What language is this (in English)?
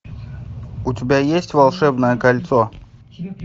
Russian